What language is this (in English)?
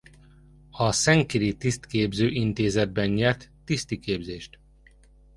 Hungarian